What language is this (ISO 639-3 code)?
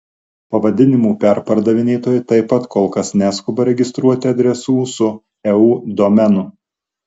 lit